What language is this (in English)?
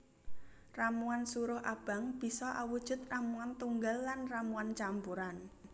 Javanese